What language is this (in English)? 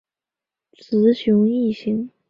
Chinese